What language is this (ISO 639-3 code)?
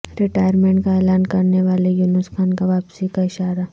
urd